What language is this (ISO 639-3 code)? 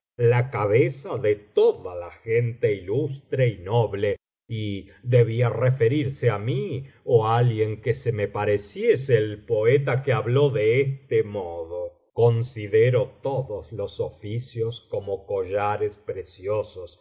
spa